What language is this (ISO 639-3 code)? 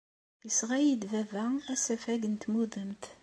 kab